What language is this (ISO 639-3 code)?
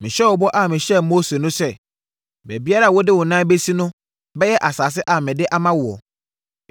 aka